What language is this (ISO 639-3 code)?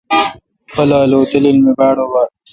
xka